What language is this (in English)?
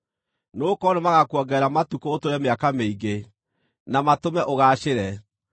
Kikuyu